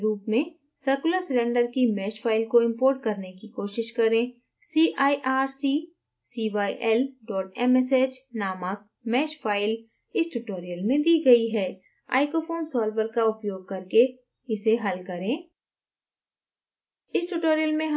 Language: Hindi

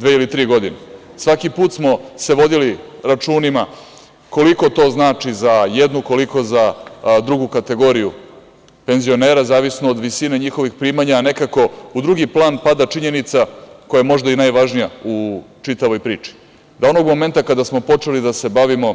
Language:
Serbian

